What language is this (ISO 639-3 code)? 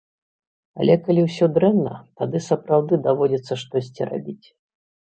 bel